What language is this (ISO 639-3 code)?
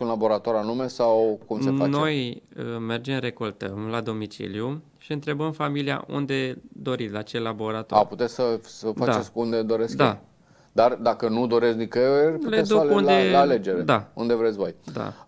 ron